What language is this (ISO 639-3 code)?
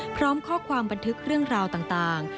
tha